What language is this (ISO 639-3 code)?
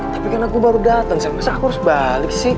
ind